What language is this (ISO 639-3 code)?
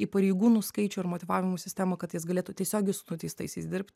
lit